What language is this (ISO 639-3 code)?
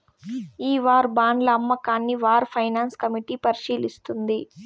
tel